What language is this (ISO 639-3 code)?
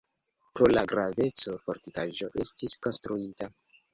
epo